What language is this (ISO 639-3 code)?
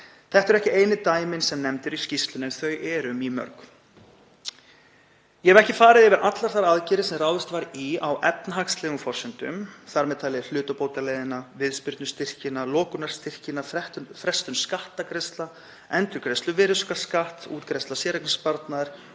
isl